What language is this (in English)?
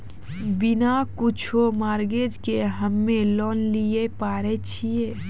Maithili